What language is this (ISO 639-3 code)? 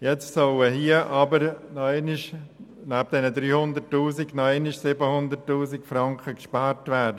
gsw